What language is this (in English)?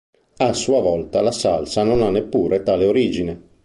Italian